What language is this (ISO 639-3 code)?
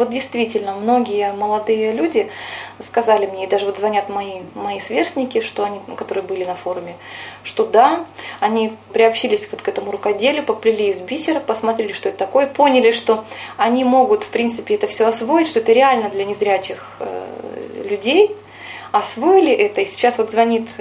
rus